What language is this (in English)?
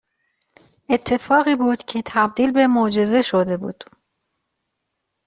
Persian